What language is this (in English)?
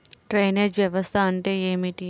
Telugu